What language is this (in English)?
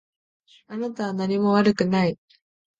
Japanese